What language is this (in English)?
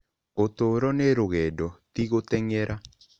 Kikuyu